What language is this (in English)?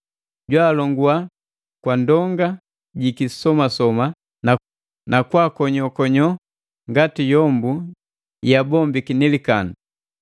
Matengo